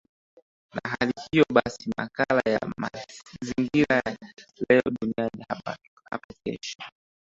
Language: Swahili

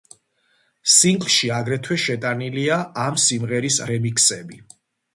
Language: Georgian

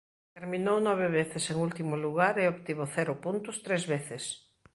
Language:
Galician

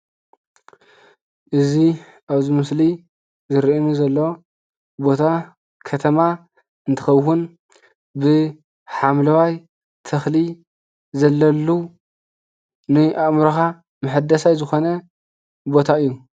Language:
Tigrinya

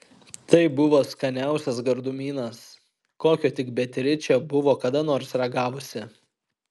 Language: Lithuanian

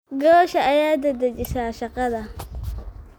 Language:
Somali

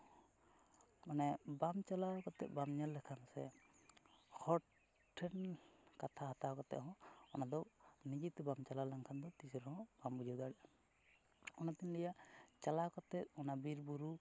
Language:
Santali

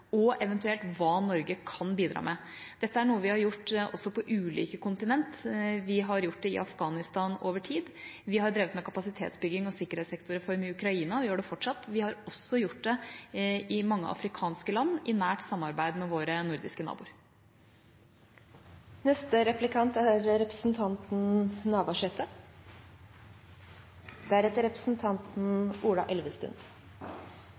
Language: Norwegian Bokmål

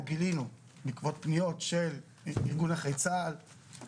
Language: Hebrew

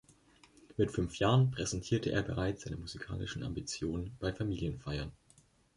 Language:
German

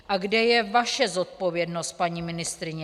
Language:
Czech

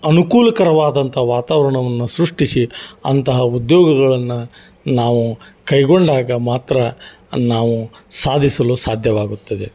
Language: Kannada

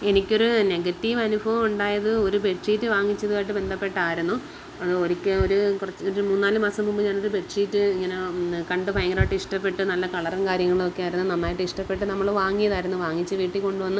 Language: Malayalam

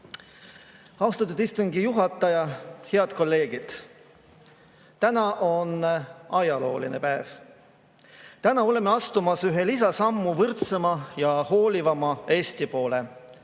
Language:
Estonian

